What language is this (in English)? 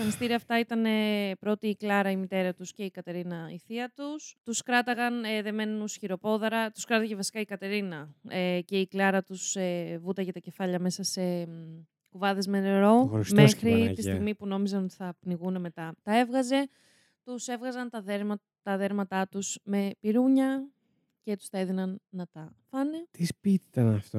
Greek